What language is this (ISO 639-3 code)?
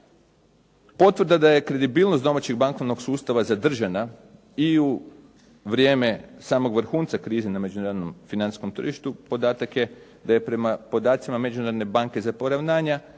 hrv